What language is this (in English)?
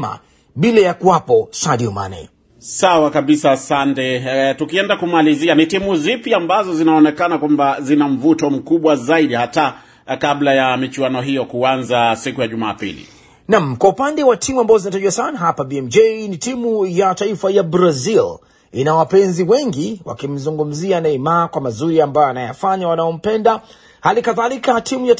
Swahili